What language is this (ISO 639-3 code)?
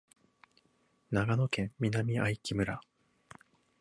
jpn